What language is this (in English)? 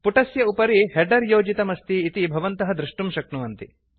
Sanskrit